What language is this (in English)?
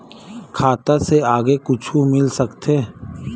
Chhattisgarhi